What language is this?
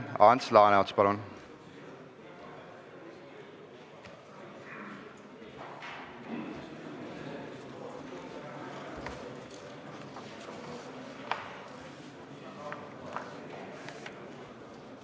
Estonian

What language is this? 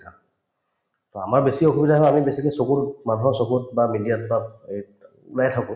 Assamese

